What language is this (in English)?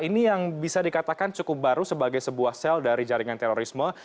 Indonesian